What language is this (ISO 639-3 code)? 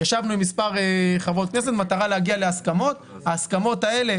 heb